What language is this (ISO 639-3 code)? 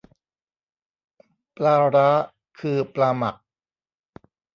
tha